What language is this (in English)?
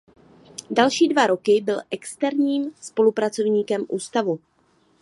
Czech